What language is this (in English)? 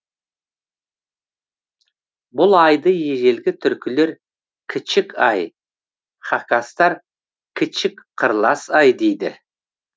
Kazakh